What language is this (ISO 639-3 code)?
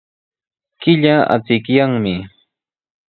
qws